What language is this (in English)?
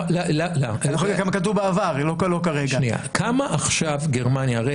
Hebrew